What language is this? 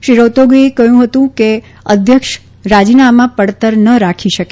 Gujarati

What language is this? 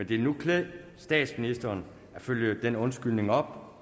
Danish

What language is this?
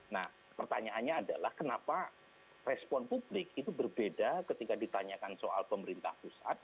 Indonesian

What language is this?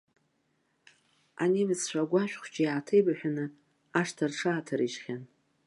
Abkhazian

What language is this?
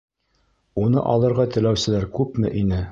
Bashkir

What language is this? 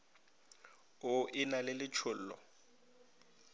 Northern Sotho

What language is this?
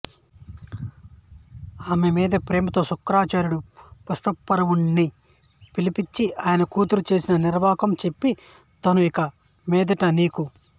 Telugu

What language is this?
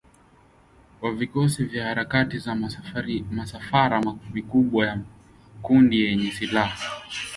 Swahili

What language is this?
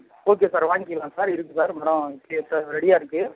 Tamil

